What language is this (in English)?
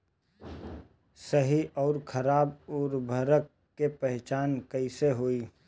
Bhojpuri